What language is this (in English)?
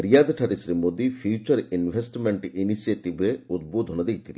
Odia